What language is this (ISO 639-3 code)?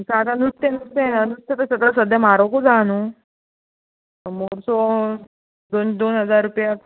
kok